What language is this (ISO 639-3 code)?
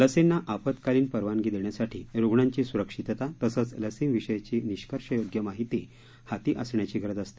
mar